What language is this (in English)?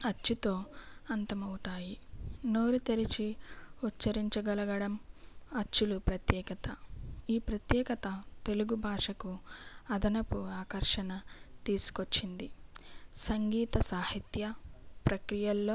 Telugu